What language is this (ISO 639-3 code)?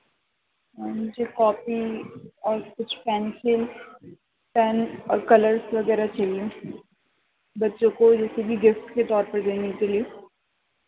urd